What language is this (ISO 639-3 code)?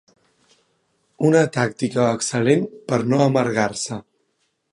cat